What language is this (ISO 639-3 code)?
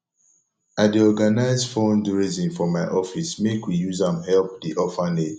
pcm